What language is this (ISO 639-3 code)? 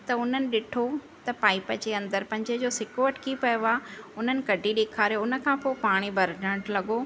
snd